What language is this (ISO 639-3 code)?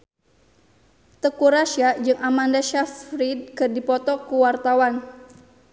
sun